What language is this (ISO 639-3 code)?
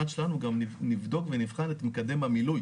heb